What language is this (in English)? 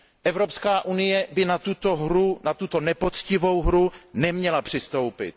Czech